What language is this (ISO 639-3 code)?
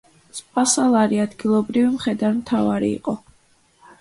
kat